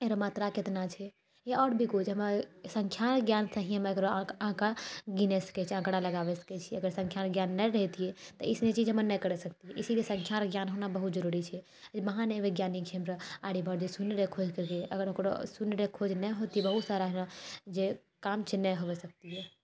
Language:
Maithili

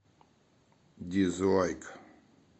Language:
Russian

